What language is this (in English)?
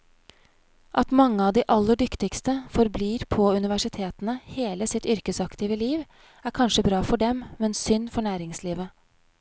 Norwegian